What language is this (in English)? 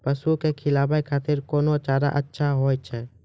Maithili